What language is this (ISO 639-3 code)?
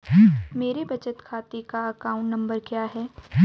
hin